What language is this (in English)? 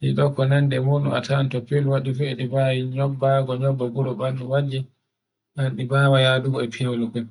Borgu Fulfulde